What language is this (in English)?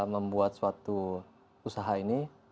Indonesian